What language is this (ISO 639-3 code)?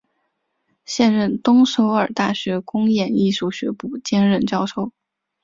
zho